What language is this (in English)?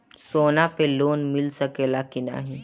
Bhojpuri